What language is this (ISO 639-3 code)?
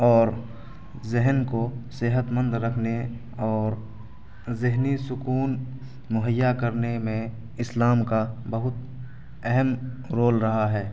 urd